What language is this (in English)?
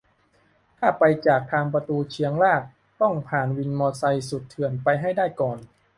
Thai